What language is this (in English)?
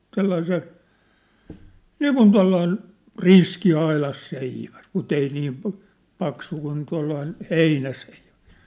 Finnish